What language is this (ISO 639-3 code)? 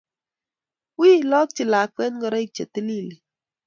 kln